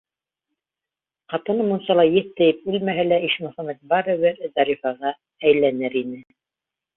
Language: Bashkir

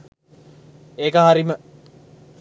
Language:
Sinhala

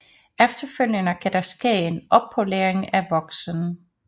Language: Danish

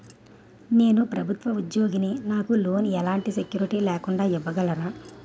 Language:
Telugu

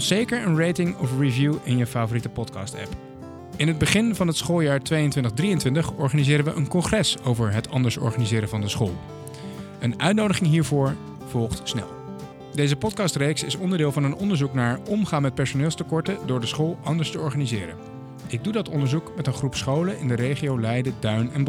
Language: Dutch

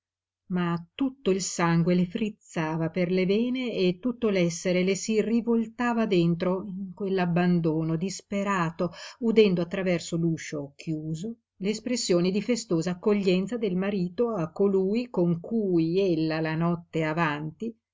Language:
Italian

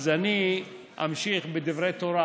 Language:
Hebrew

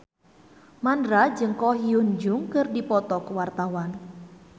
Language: Sundanese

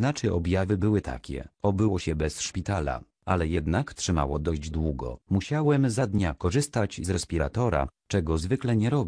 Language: Polish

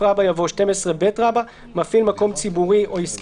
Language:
Hebrew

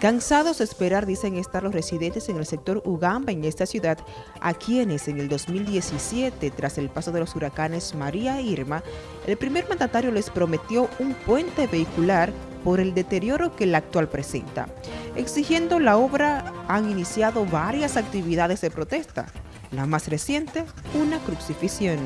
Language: Spanish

